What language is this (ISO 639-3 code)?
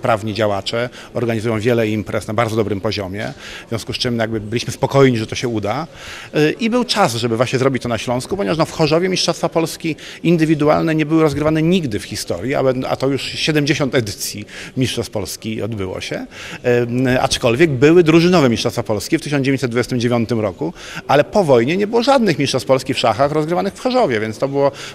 pol